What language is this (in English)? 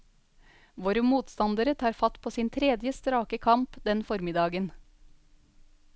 Norwegian